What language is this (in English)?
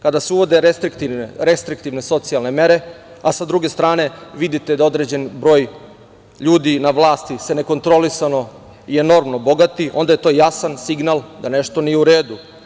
Serbian